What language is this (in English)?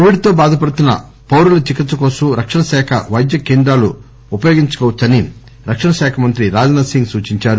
Telugu